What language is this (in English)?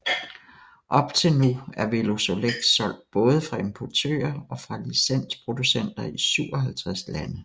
Danish